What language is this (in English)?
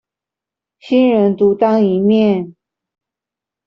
Chinese